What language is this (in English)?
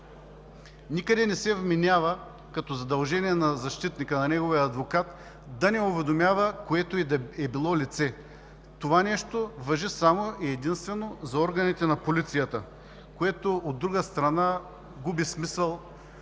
Bulgarian